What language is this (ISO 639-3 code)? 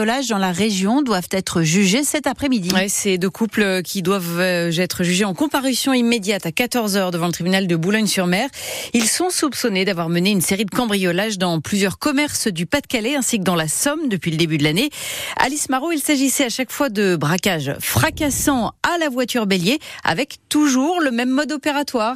fra